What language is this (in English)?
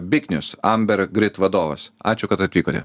Lithuanian